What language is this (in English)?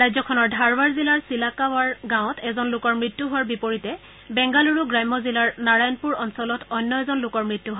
Assamese